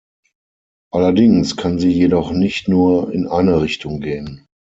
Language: German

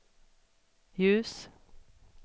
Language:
Swedish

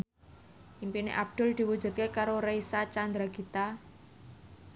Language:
Javanese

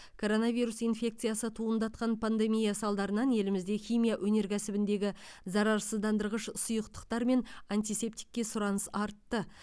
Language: Kazakh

